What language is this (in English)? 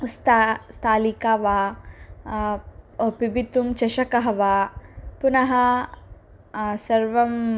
Sanskrit